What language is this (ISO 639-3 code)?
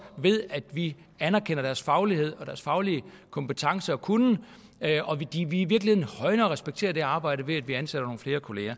dan